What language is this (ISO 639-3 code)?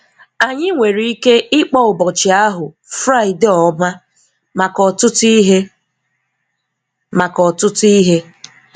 ibo